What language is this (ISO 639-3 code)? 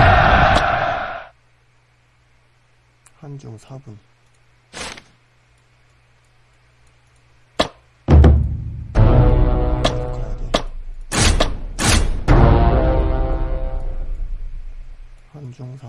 kor